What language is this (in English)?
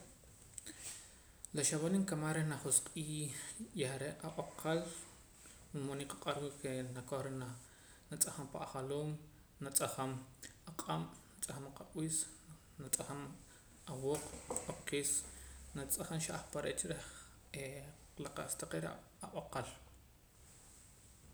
Poqomam